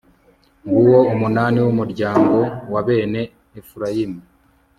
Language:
Kinyarwanda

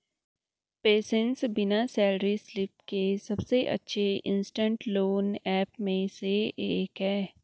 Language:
Hindi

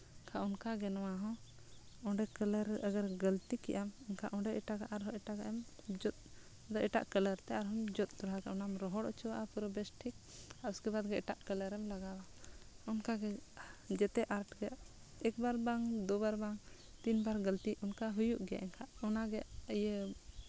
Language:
Santali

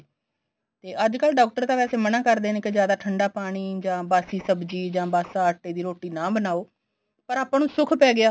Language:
Punjabi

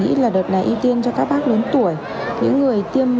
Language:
Vietnamese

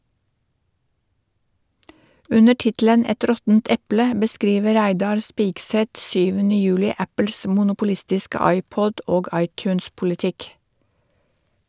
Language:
Norwegian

